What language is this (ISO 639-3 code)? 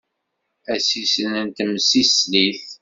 kab